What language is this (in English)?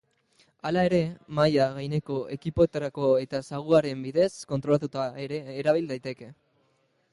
Basque